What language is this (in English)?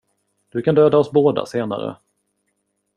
Swedish